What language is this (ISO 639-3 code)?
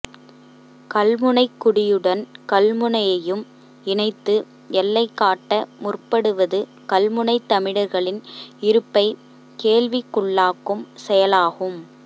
tam